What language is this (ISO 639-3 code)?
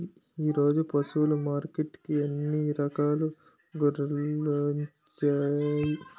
tel